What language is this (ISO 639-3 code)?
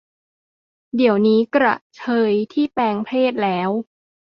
tha